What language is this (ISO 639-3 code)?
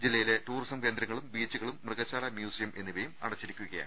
mal